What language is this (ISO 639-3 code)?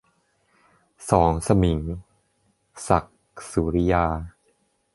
tha